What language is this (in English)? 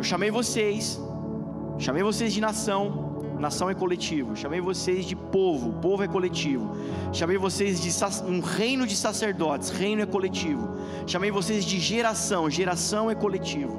Portuguese